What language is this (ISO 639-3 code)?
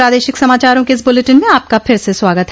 hin